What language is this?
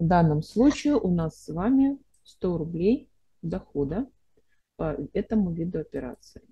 Russian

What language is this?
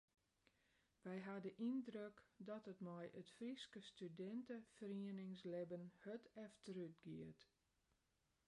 Western Frisian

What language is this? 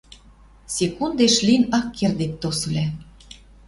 Western Mari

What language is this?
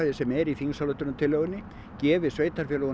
Icelandic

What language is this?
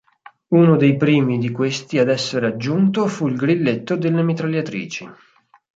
Italian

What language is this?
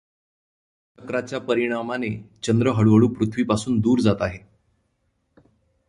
Marathi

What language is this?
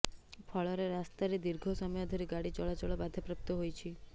Odia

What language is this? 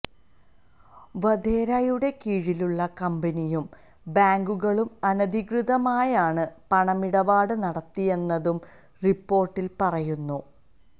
Malayalam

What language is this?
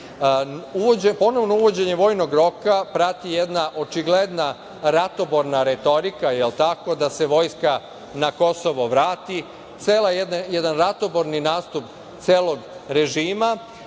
Serbian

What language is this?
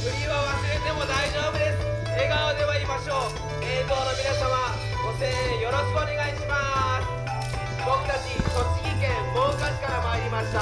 Japanese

